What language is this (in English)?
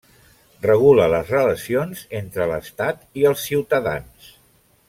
Catalan